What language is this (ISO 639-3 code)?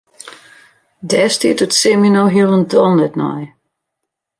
fry